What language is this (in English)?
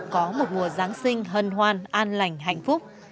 Vietnamese